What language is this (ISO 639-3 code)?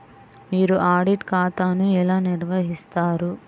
tel